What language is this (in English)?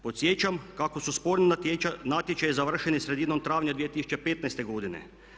Croatian